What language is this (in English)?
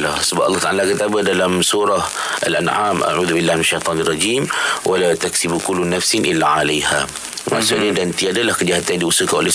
Malay